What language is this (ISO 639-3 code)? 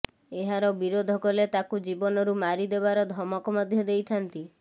ori